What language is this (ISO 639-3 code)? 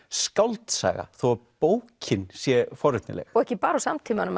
isl